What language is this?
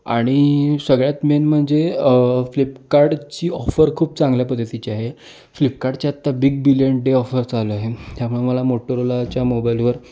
Marathi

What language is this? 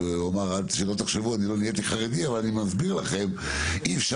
Hebrew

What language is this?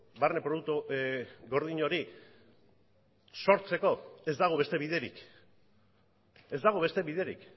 Basque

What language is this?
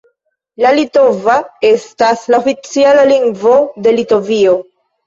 Esperanto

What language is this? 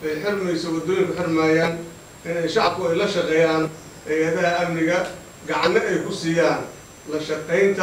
Arabic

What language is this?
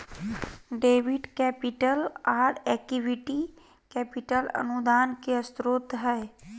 Magahi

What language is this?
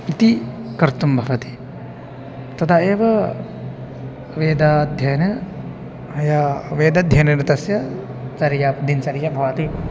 Sanskrit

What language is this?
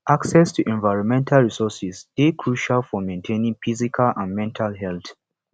Nigerian Pidgin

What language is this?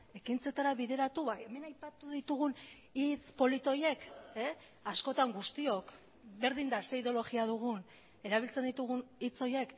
Basque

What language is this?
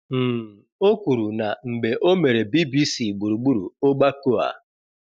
Igbo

